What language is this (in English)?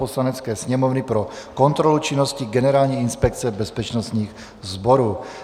Czech